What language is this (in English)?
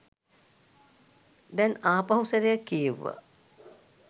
Sinhala